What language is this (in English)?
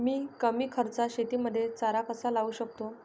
Marathi